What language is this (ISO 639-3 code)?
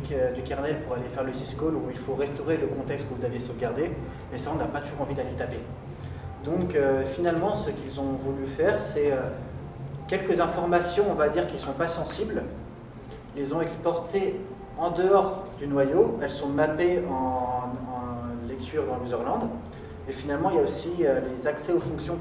fra